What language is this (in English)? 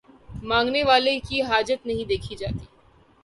Urdu